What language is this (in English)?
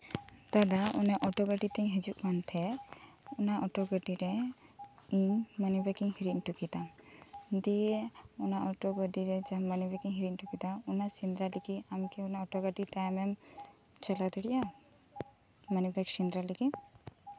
Santali